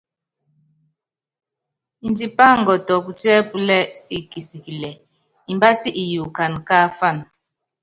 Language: Yangben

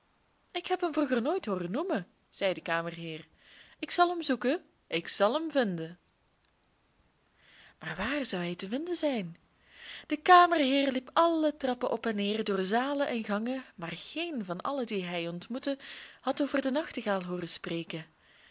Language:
Dutch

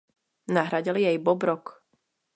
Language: Czech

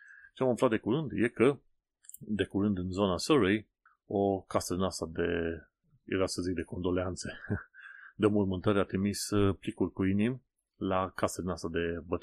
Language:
Romanian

